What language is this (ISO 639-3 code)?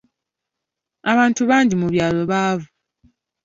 lug